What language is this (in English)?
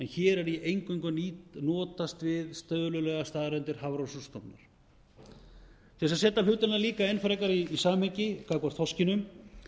Icelandic